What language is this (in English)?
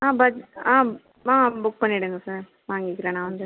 Tamil